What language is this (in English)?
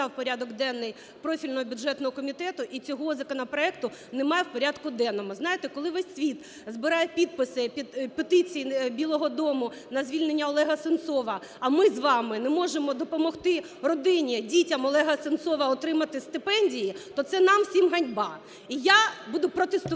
Ukrainian